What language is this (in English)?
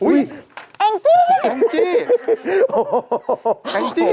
Thai